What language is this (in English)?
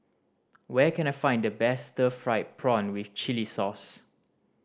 English